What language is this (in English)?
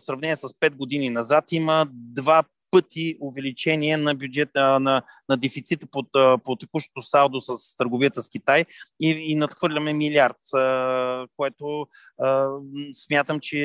Bulgarian